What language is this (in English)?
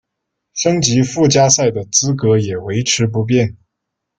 Chinese